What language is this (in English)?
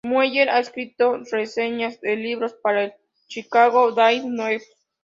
Spanish